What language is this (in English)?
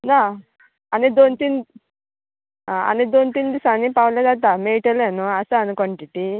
Konkani